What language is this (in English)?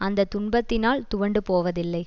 Tamil